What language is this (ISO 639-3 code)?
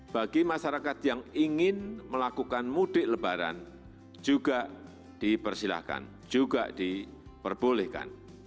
ind